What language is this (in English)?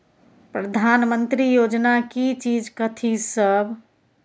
Maithili